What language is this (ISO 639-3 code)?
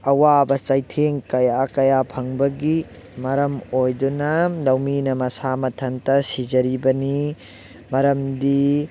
mni